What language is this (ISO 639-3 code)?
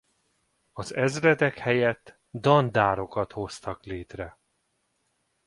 hun